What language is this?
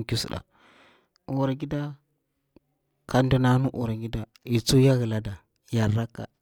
Bura-Pabir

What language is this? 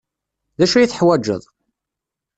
Kabyle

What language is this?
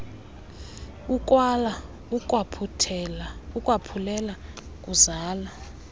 Xhosa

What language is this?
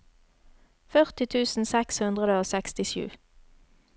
Norwegian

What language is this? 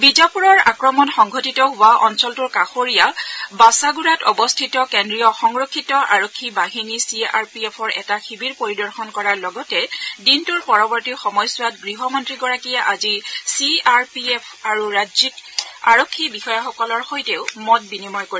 Assamese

